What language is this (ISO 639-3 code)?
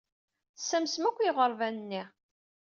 kab